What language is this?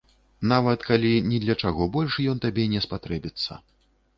Belarusian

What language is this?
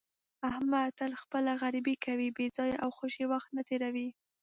Pashto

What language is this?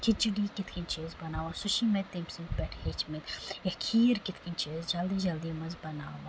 Kashmiri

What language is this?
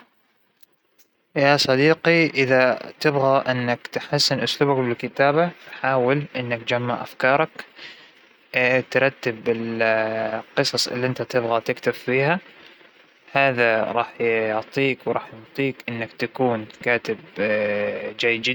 Hijazi Arabic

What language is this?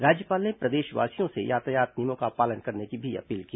Hindi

